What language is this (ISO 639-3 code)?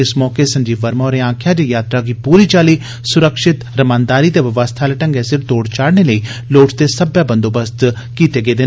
doi